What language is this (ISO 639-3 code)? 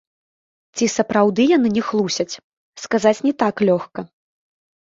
bel